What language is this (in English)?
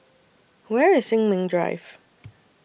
English